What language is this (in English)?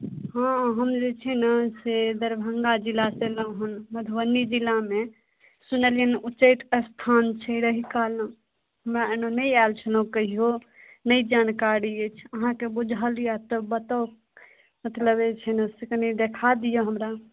Maithili